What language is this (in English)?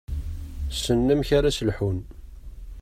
Kabyle